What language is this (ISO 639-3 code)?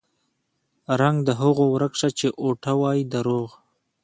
pus